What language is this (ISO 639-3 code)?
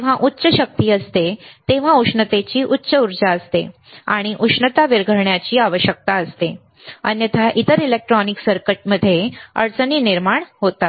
mar